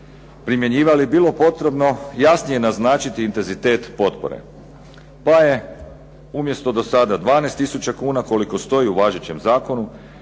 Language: Croatian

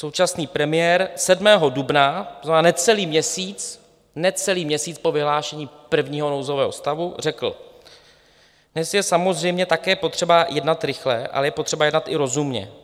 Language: Czech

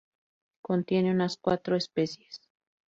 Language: Spanish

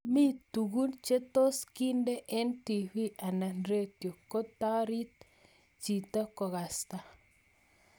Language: Kalenjin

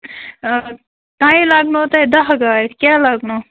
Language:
Kashmiri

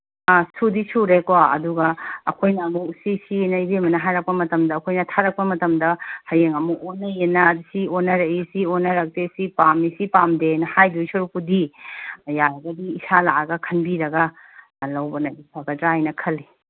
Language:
Manipuri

